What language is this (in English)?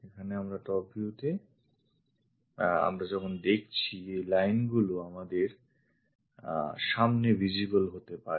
Bangla